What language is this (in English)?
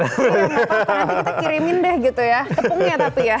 Indonesian